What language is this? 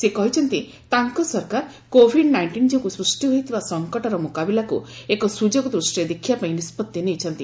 Odia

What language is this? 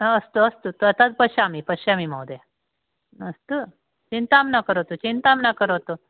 Sanskrit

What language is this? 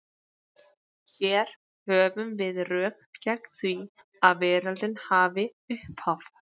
Icelandic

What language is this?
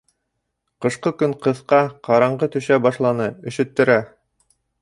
Bashkir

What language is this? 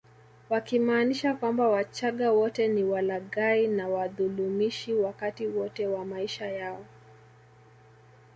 Swahili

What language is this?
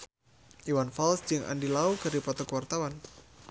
Sundanese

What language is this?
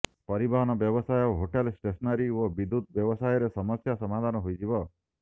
Odia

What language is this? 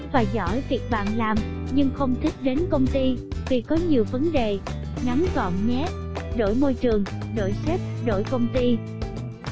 Vietnamese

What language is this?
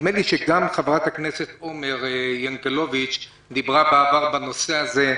Hebrew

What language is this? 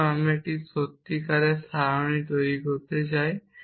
Bangla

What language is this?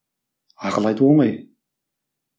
Kazakh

